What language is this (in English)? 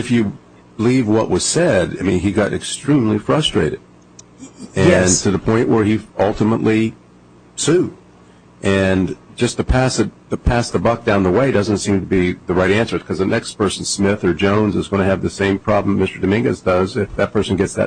English